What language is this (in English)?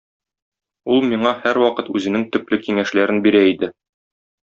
Tatar